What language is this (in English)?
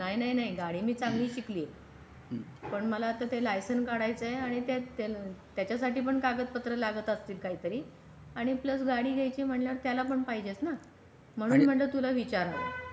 Marathi